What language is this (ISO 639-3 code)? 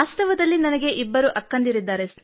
kan